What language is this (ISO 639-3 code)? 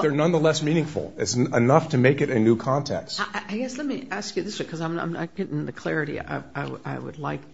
eng